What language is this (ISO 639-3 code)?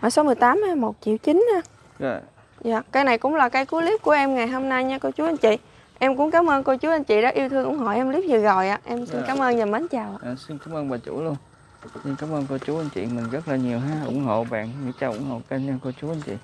vie